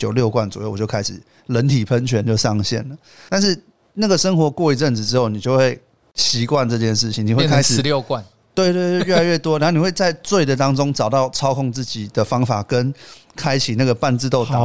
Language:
Chinese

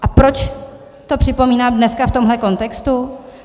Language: Czech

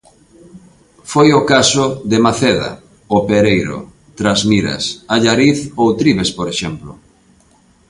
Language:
Galician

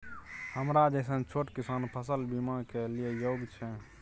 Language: Maithili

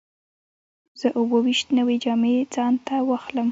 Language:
Pashto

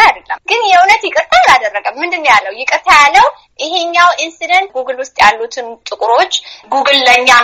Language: Amharic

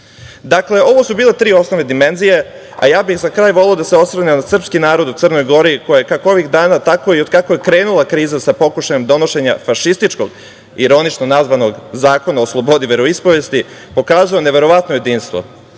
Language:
Serbian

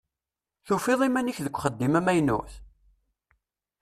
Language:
Kabyle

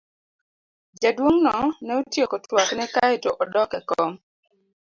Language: Luo (Kenya and Tanzania)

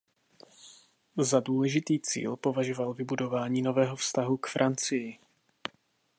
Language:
Czech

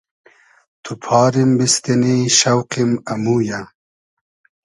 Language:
Hazaragi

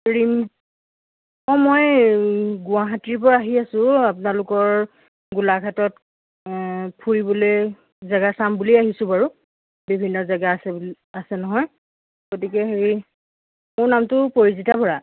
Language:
Assamese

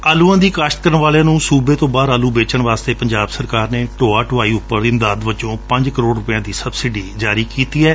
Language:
Punjabi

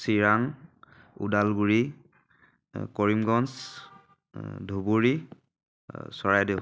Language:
Assamese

